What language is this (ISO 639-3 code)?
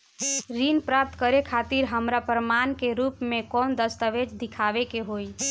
bho